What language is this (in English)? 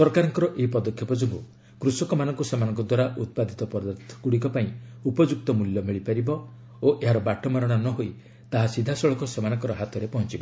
Odia